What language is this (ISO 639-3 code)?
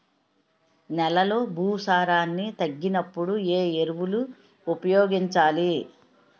tel